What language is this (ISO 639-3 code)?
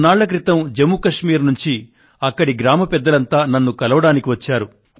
tel